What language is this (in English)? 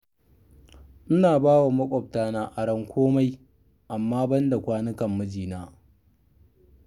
Hausa